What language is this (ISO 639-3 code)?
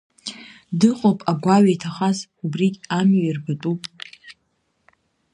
abk